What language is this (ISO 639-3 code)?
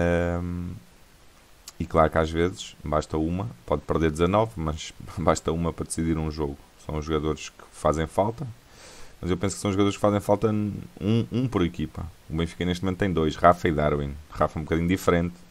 por